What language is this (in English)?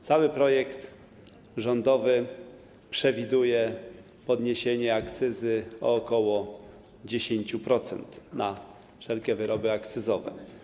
Polish